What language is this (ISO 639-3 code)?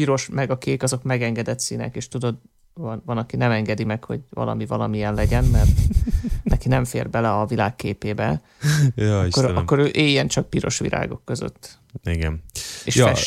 hun